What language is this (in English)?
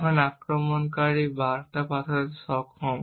Bangla